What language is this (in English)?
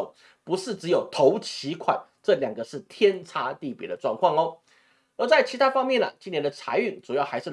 Chinese